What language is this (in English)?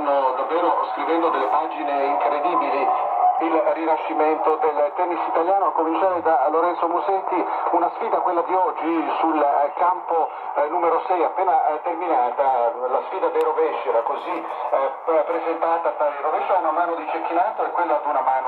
Italian